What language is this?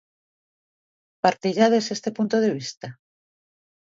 Galician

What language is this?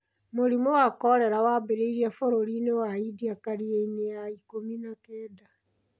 Kikuyu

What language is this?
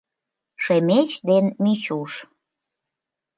Mari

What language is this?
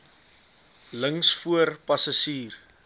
Afrikaans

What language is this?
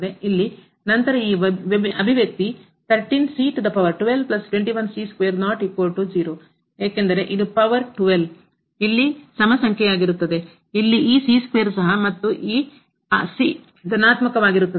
Kannada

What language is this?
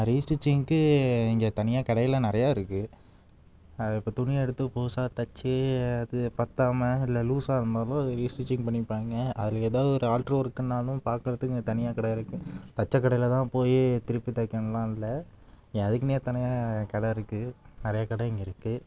Tamil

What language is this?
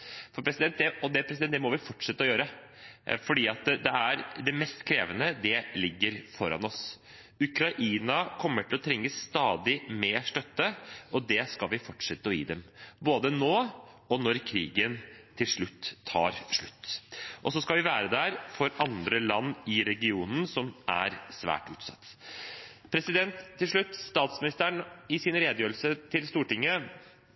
Norwegian Bokmål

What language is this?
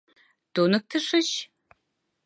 Mari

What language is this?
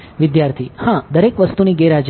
Gujarati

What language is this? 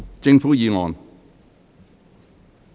Cantonese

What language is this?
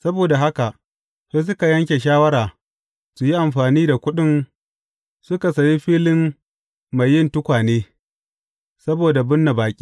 Hausa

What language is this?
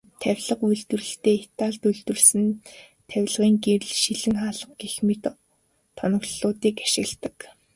Mongolian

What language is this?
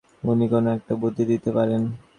Bangla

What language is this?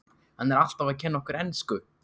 Icelandic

